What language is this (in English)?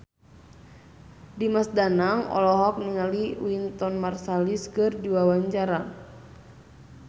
Sundanese